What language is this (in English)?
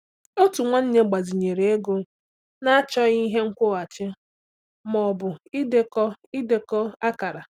Igbo